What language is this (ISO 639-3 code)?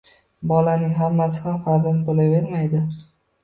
uzb